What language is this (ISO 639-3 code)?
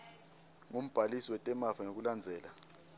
ssw